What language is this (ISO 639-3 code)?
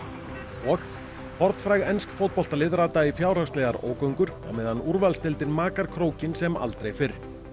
isl